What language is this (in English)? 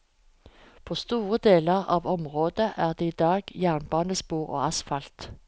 Norwegian